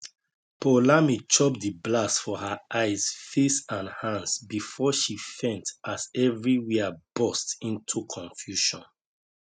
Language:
Nigerian Pidgin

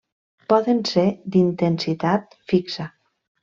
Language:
Catalan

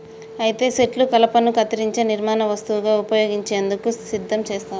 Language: Telugu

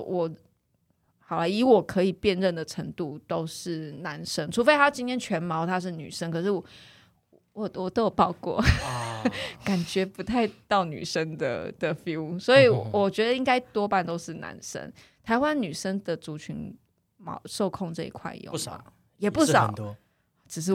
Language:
Chinese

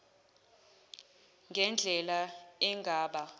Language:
Zulu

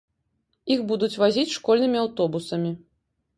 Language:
Belarusian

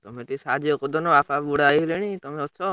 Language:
Odia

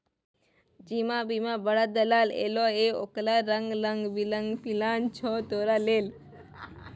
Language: Maithili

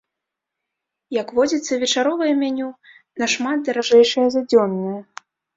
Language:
Belarusian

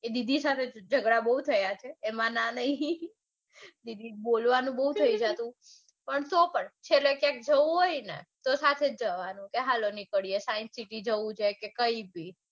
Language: Gujarati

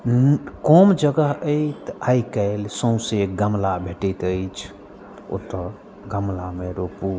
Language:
Maithili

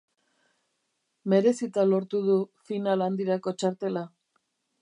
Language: Basque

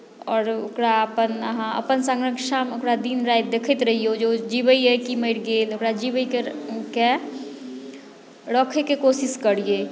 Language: Maithili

